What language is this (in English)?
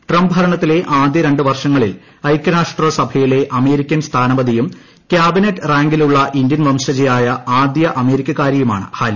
Malayalam